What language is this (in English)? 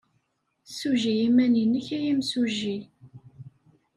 Kabyle